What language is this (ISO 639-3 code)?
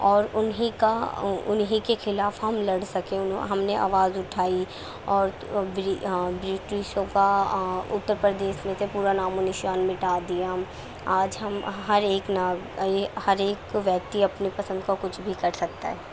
urd